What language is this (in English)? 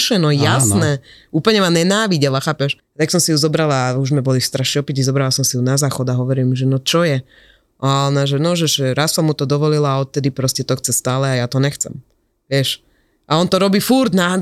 Slovak